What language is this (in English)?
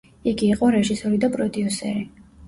Georgian